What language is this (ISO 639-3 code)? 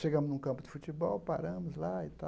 por